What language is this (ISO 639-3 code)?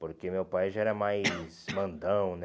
por